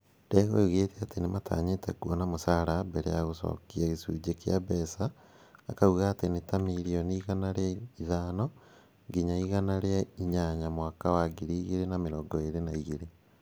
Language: Kikuyu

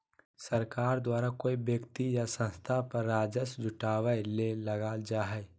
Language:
Magahi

